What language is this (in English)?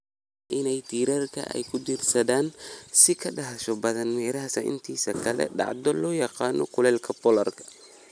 Somali